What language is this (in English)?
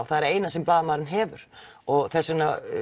Icelandic